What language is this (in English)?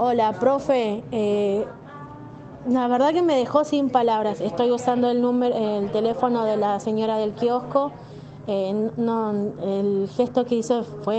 Spanish